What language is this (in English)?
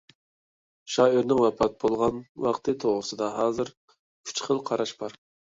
Uyghur